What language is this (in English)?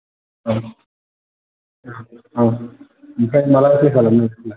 Bodo